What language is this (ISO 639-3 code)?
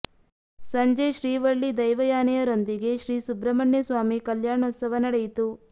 kan